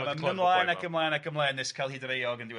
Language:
Welsh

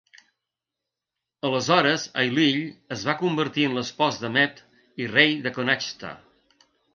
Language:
Catalan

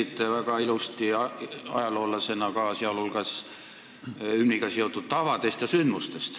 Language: Estonian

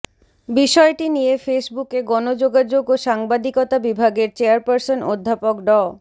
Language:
Bangla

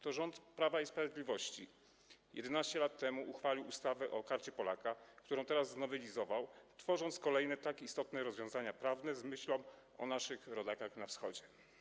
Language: Polish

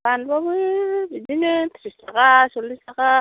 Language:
Bodo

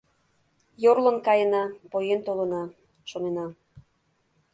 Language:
Mari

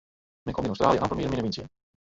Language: Western Frisian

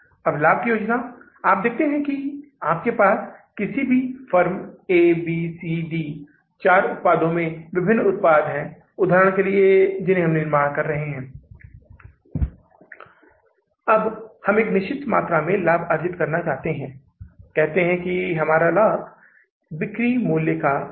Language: Hindi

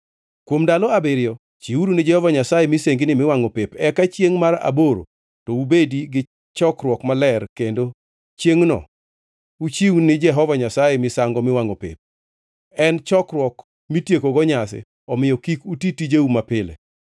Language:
Luo (Kenya and Tanzania)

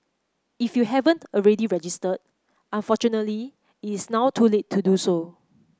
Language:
English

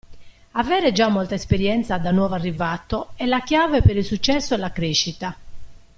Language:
Italian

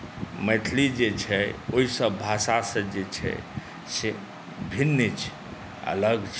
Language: Maithili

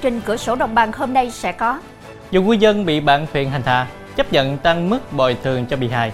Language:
Vietnamese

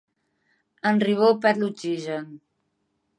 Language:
Catalan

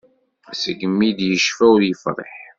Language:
Kabyle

